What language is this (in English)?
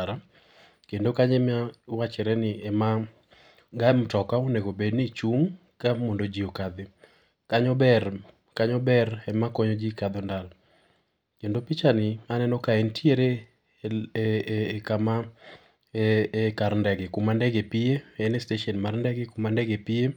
Luo (Kenya and Tanzania)